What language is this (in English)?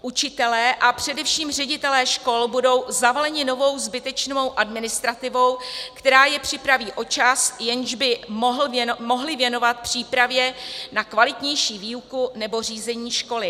Czech